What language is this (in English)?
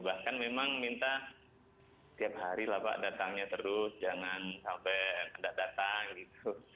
Indonesian